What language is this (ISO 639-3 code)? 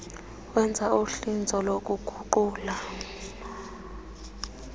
xho